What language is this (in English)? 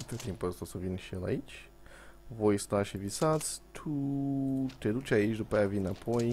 Romanian